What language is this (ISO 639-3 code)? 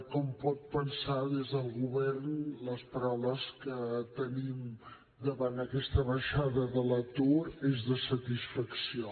cat